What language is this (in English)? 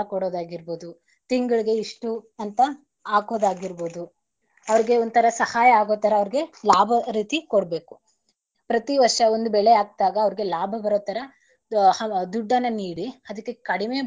Kannada